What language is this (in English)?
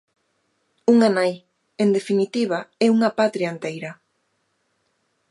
Galician